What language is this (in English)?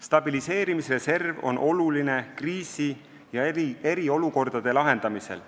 Estonian